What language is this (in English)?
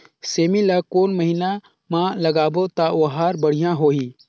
Chhattisgarhi